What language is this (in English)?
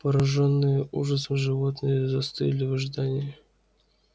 Russian